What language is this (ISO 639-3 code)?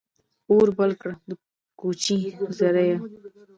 pus